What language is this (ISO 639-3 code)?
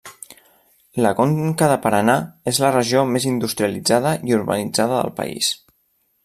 cat